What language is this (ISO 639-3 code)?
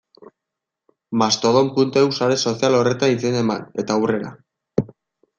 eus